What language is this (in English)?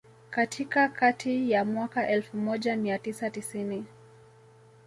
Swahili